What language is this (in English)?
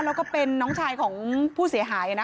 Thai